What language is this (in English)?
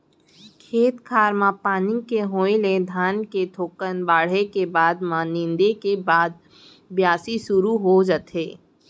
Chhattisgarhi